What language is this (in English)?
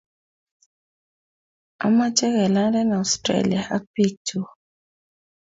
Kalenjin